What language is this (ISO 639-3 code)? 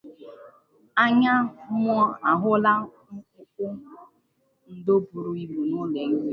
ibo